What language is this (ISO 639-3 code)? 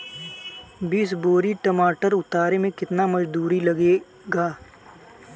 bho